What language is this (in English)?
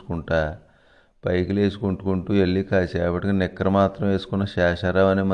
Telugu